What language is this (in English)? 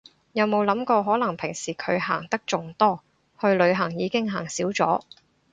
Cantonese